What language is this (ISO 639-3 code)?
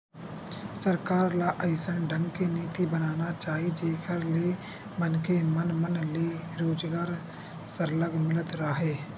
hne